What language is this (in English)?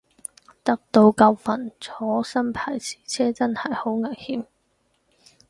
Cantonese